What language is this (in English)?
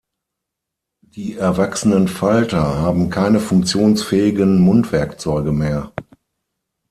German